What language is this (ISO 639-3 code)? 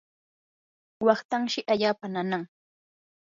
qur